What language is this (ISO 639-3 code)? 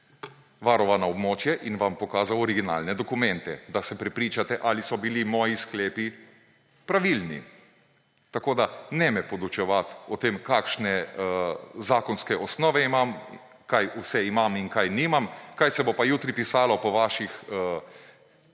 slv